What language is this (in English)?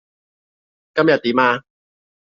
Cantonese